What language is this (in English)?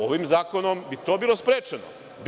Serbian